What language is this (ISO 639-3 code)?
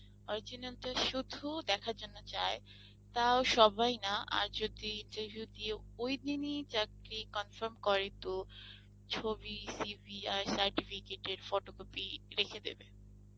ben